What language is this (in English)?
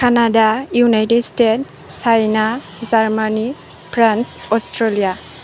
Bodo